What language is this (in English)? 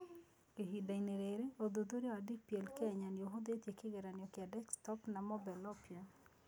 Kikuyu